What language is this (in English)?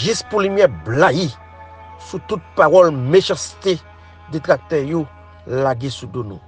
French